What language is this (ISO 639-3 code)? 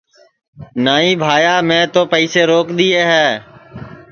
ssi